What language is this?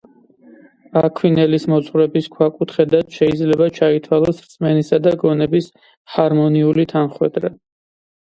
Georgian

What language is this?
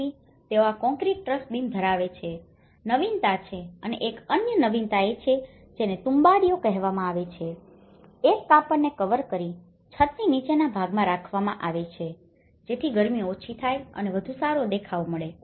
Gujarati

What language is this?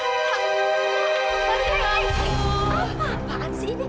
Indonesian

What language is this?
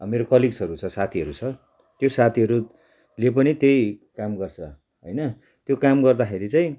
Nepali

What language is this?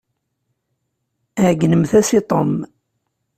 Kabyle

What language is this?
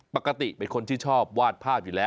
Thai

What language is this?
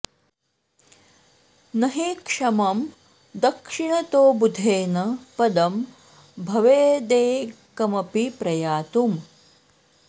Sanskrit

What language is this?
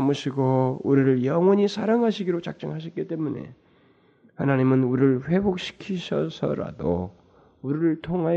Korean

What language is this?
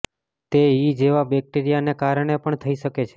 Gujarati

